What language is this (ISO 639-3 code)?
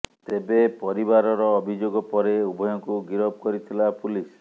ori